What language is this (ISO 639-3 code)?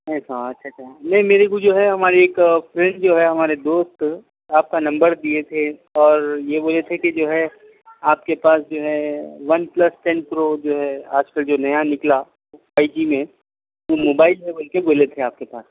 urd